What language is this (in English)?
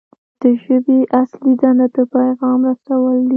Pashto